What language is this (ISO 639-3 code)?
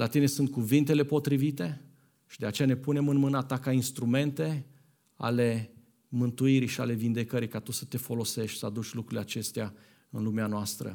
ron